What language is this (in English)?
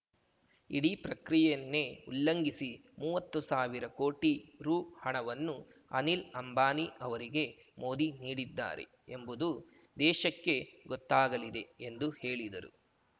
Kannada